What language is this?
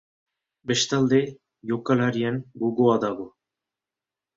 Basque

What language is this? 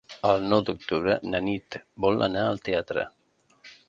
Catalan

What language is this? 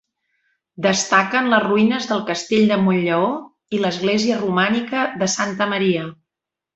Catalan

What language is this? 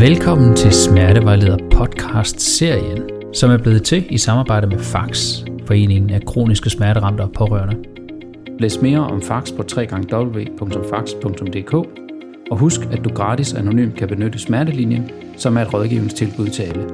Danish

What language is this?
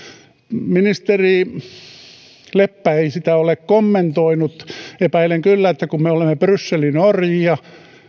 Finnish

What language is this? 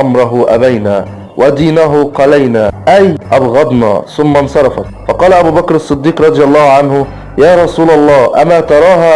Arabic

